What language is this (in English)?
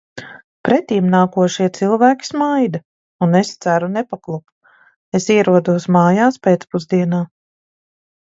Latvian